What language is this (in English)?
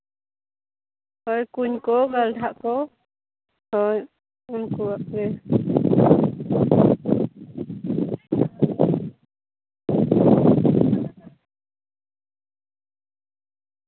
Santali